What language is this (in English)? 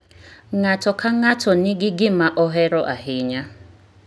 Luo (Kenya and Tanzania)